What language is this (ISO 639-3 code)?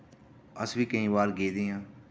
doi